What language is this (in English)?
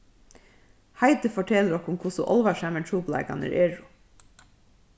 Faroese